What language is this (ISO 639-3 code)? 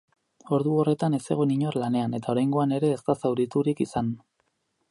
eus